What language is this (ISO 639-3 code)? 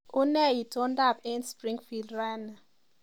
kln